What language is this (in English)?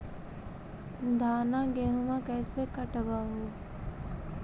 Magahi